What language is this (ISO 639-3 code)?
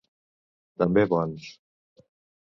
cat